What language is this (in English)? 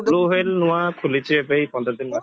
Odia